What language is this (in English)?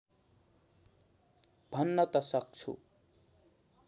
Nepali